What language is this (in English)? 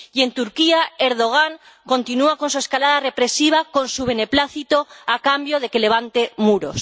Spanish